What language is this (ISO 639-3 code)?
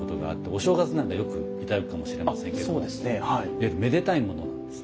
jpn